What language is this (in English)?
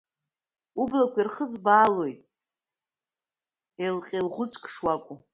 Abkhazian